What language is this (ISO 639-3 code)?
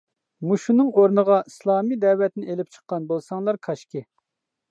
uig